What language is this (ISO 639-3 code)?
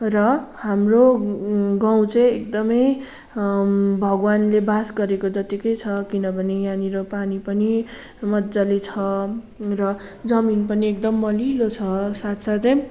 nep